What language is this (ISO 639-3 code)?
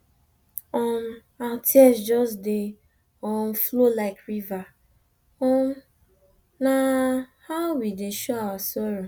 pcm